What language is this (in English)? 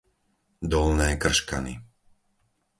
Slovak